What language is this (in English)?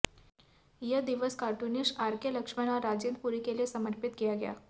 Hindi